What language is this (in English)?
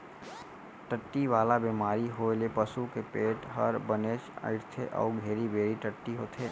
Chhattisgarhi